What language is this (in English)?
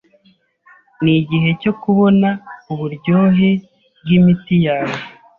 Kinyarwanda